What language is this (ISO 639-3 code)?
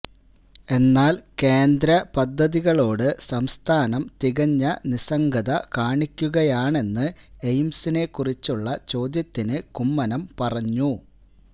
mal